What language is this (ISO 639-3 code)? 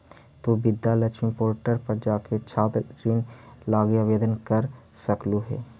mag